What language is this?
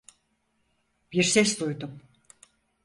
Turkish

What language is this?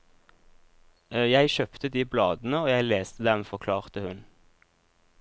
Norwegian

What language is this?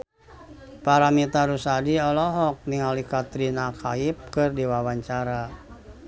Sundanese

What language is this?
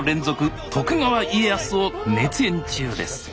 Japanese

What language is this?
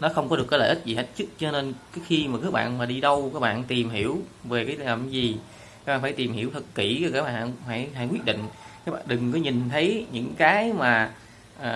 Vietnamese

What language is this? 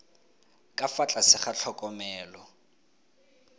Tswana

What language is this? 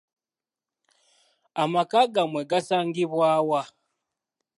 Ganda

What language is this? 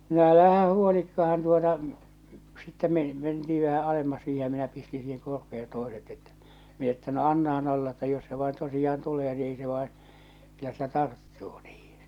Finnish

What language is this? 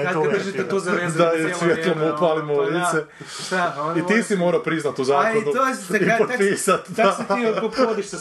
Croatian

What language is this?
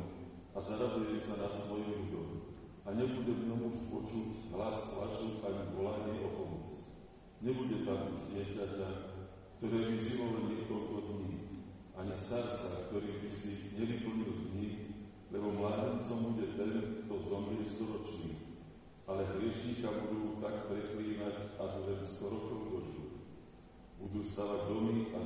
Slovak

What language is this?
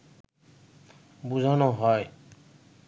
Bangla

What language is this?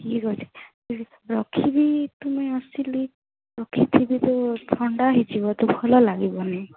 Odia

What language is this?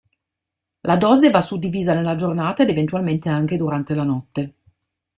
Italian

